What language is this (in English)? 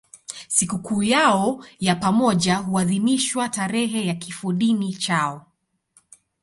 Swahili